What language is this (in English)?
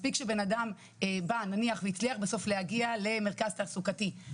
Hebrew